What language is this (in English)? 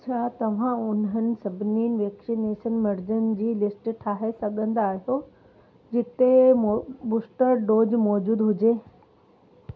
Sindhi